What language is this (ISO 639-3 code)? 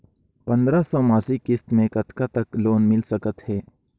hne